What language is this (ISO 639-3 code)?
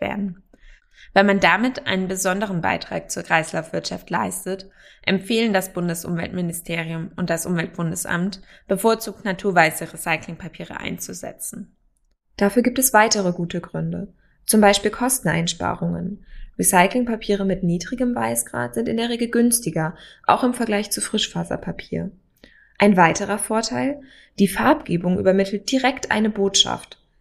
deu